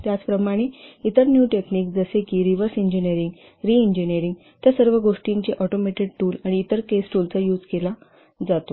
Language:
Marathi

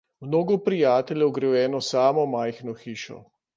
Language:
Slovenian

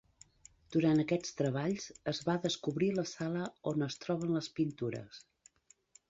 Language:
Catalan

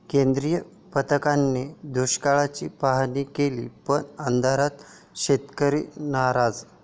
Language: Marathi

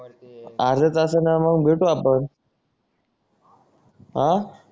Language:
Marathi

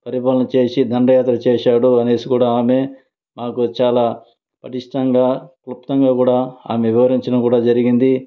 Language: Telugu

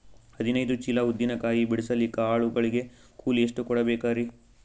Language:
Kannada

